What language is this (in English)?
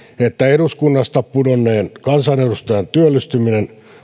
Finnish